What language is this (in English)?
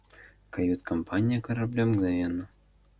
Russian